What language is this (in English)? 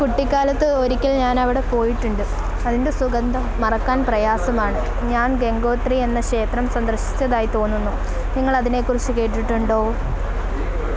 Malayalam